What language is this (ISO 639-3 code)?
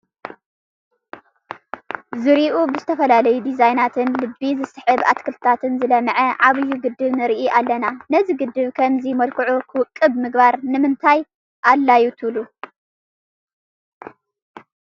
tir